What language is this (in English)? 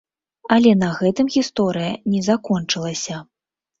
Belarusian